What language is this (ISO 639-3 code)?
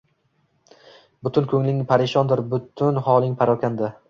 uzb